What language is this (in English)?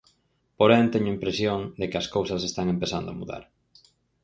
Galician